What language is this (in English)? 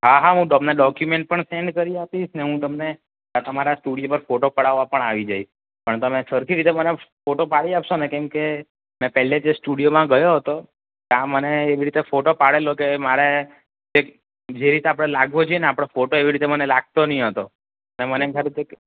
Gujarati